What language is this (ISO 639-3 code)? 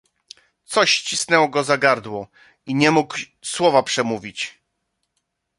pol